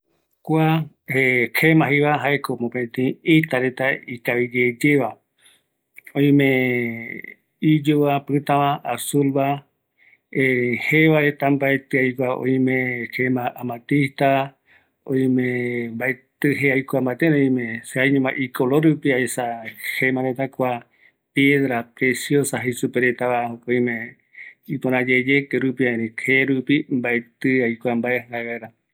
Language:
Eastern Bolivian Guaraní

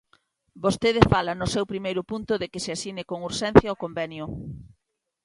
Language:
Galician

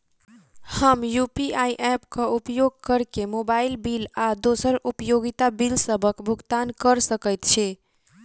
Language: Maithili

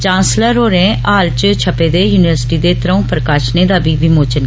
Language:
Dogri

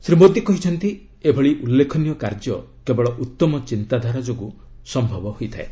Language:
Odia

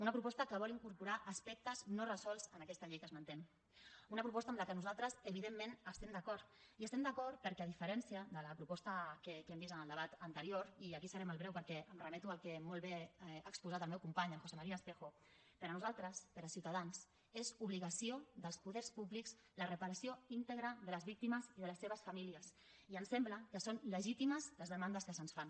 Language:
Catalan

